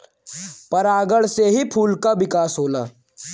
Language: Bhojpuri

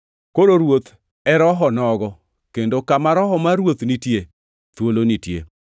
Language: Luo (Kenya and Tanzania)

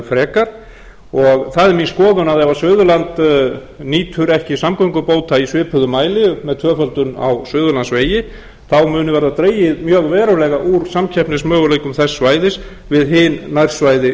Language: Icelandic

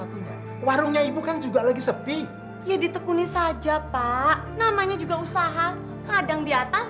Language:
Indonesian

